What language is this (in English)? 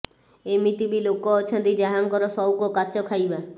Odia